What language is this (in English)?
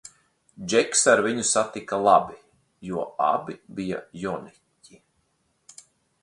Latvian